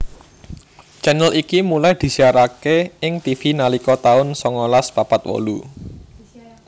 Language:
Javanese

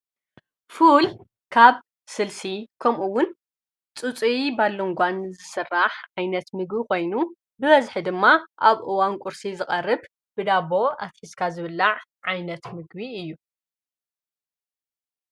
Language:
Tigrinya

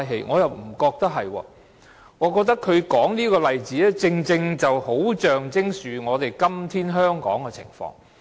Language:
Cantonese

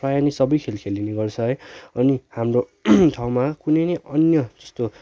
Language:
Nepali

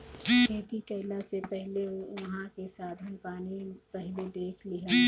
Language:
Bhojpuri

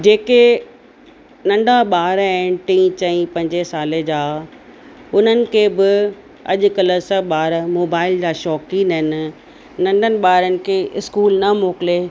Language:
Sindhi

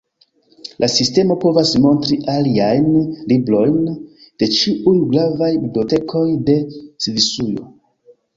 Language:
Esperanto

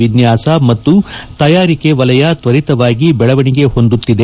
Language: Kannada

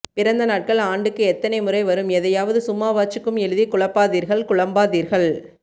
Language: Tamil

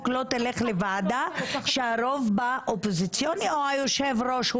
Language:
Hebrew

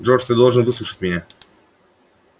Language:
Russian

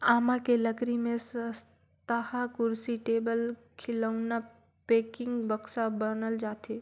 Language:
Chhattisgarhi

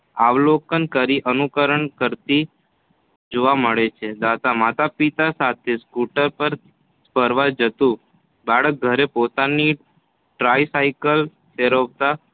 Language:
Gujarati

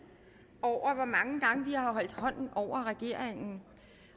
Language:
Danish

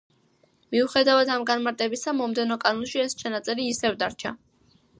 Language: Georgian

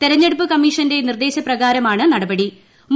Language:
Malayalam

